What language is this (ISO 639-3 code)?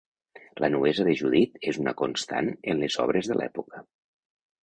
cat